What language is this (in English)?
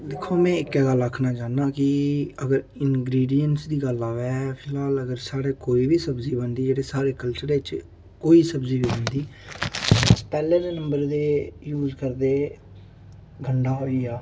Dogri